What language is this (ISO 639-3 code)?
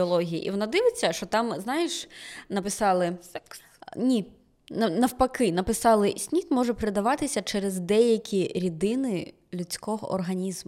ukr